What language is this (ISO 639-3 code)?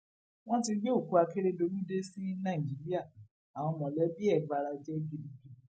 yor